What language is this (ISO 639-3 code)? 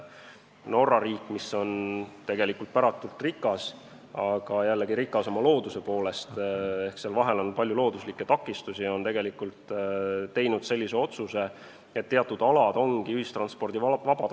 est